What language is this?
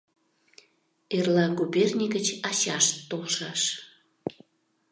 Mari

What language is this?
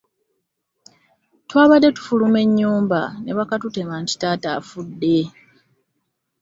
Ganda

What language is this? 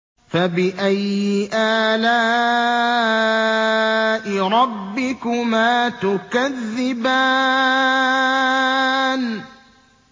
Arabic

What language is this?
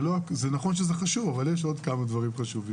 Hebrew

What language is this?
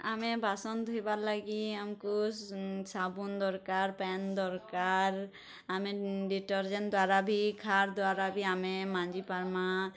Odia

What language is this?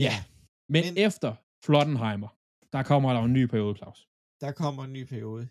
Danish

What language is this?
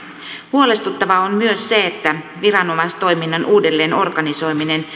Finnish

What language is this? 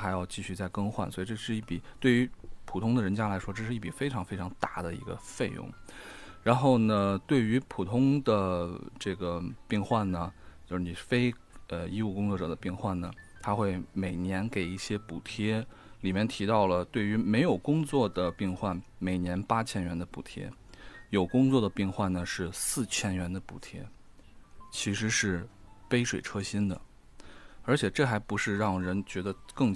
Chinese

